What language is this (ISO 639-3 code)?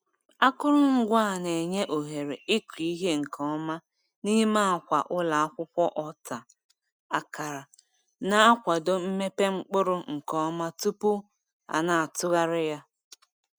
ibo